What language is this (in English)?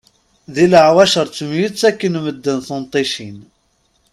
Kabyle